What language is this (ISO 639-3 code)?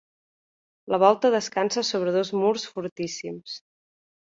cat